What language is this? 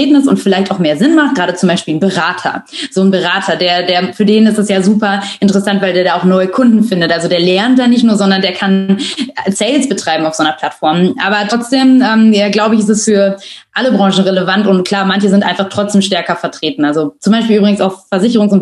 German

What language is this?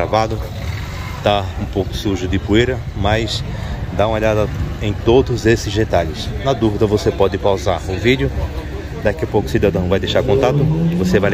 Portuguese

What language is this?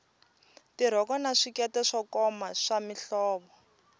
Tsonga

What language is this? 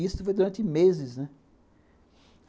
Portuguese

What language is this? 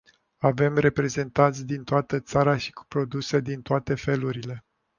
Romanian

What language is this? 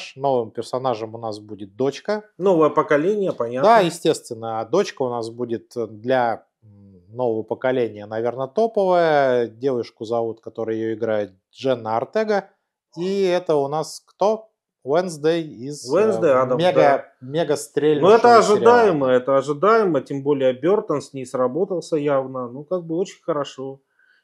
Russian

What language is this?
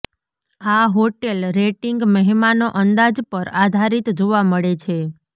Gujarati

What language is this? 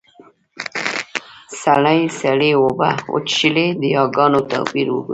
Pashto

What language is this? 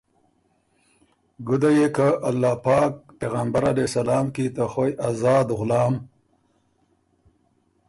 Ormuri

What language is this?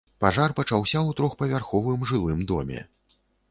Belarusian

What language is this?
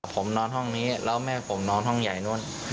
Thai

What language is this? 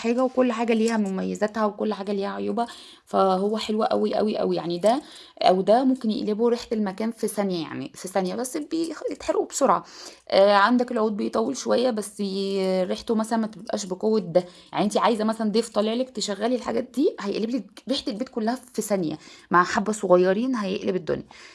Arabic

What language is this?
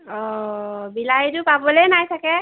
Assamese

